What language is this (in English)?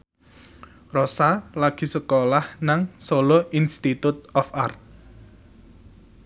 Javanese